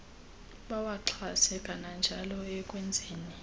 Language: Xhosa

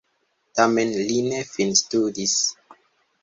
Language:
Esperanto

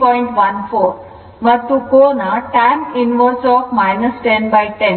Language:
Kannada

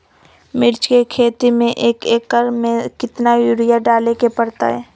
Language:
Magahi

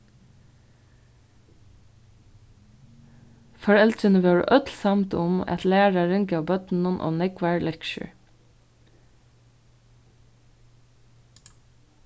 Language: Faroese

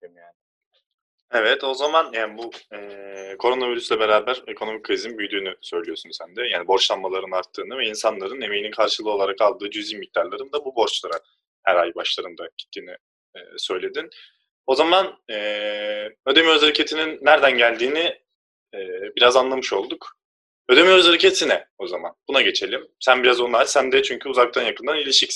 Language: Turkish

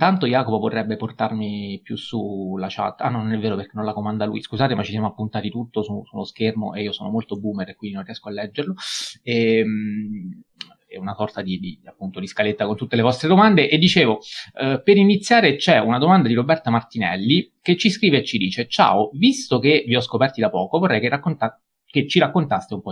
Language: Italian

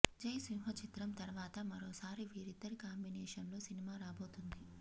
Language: Telugu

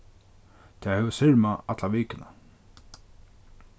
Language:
Faroese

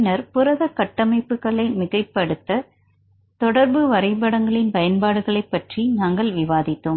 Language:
Tamil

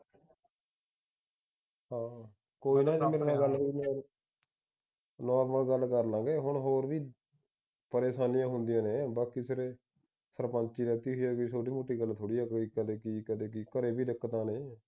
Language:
Punjabi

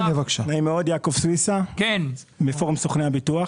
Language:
Hebrew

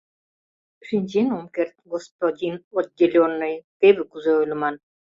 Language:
Mari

